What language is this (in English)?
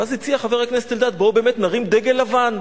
Hebrew